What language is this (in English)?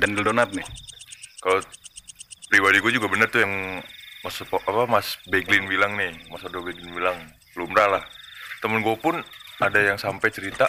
Indonesian